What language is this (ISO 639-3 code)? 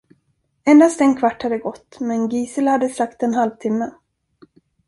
swe